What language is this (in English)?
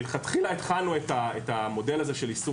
Hebrew